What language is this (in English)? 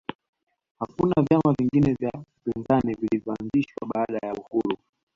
Swahili